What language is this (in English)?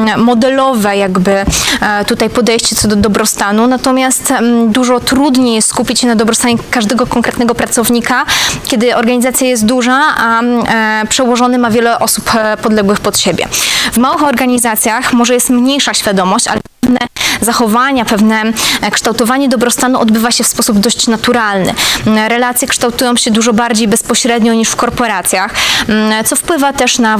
Polish